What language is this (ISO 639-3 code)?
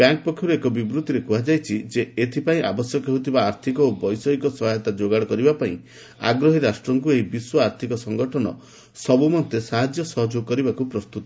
ori